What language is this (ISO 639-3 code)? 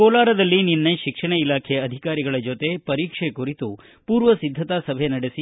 kan